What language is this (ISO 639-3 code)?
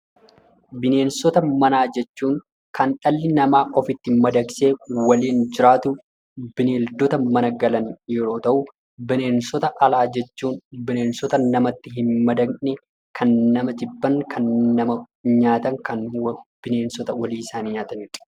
orm